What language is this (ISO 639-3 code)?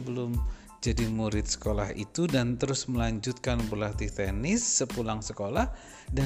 ind